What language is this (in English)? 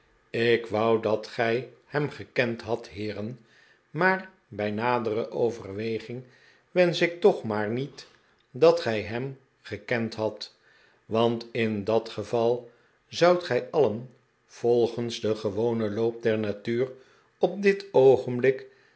Dutch